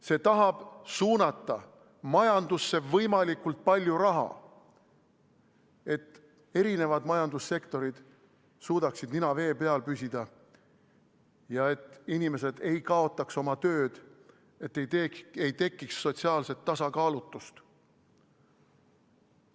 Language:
Estonian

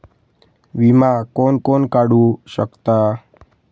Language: Marathi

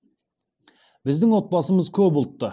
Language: Kazakh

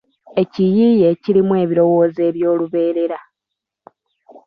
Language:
Ganda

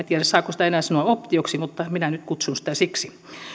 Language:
Finnish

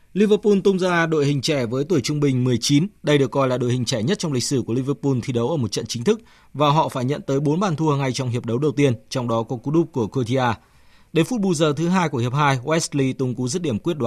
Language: Vietnamese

